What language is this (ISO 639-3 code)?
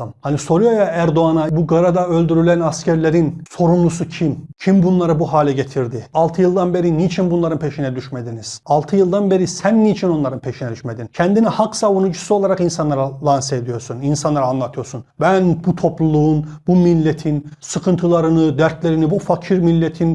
tur